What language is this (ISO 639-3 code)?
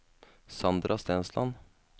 nor